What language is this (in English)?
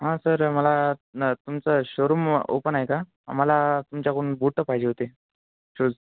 Marathi